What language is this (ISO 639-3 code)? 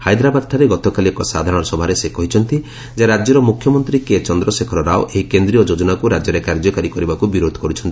ori